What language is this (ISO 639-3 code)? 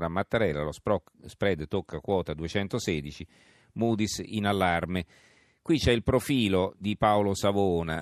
ita